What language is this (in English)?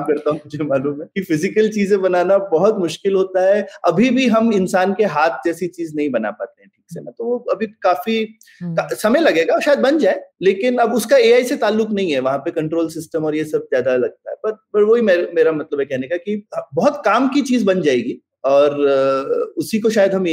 Hindi